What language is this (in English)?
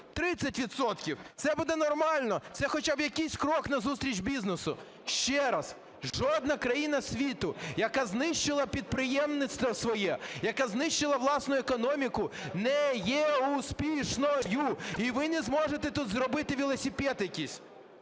Ukrainian